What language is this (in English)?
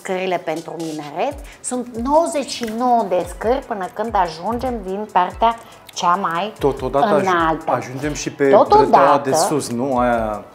Romanian